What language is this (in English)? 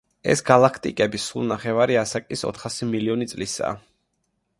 Georgian